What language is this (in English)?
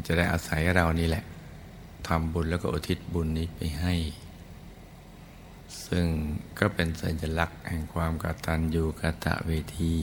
Thai